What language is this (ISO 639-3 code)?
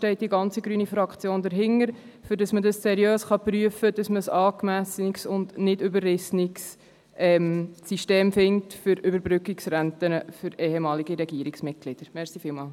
gsw